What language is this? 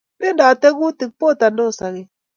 Kalenjin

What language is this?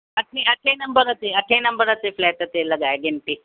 Sindhi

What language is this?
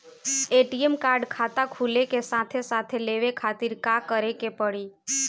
Bhojpuri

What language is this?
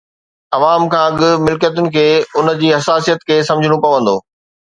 Sindhi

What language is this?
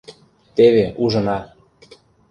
Mari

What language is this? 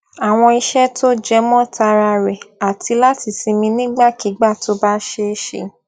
Yoruba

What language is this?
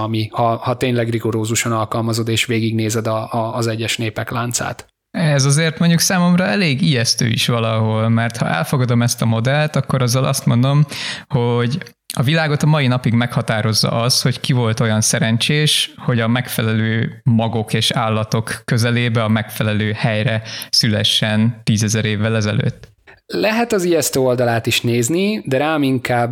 Hungarian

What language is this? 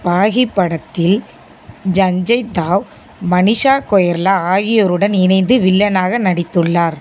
Tamil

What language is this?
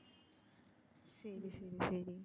Tamil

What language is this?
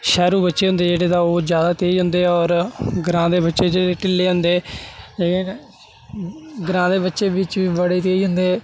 Dogri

